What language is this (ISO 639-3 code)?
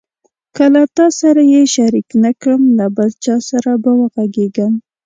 pus